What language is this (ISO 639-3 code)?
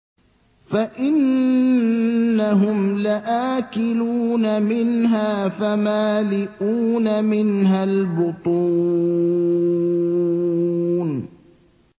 ara